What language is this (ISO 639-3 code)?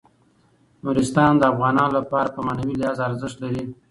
pus